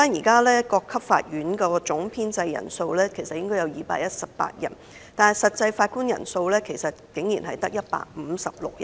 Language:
Cantonese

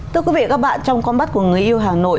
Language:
Vietnamese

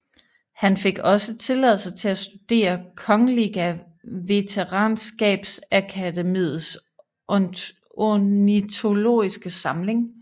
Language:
Danish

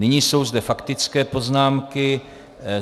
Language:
Czech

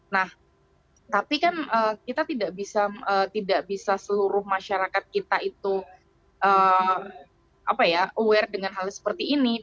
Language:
Indonesian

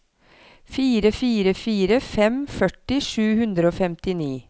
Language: Norwegian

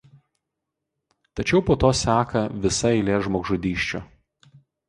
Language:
Lithuanian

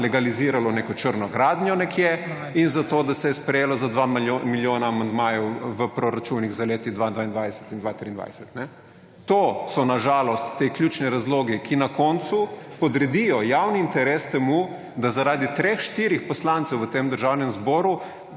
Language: Slovenian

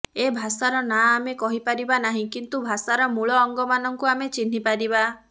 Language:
Odia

